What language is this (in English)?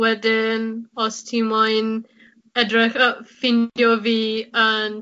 Welsh